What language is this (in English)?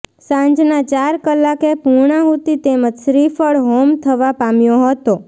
Gujarati